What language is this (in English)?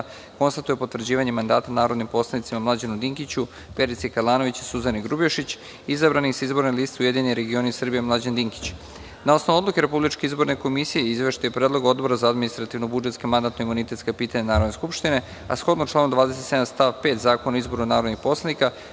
Serbian